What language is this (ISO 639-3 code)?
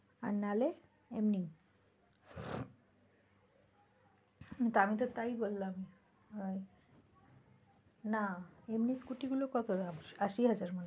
ben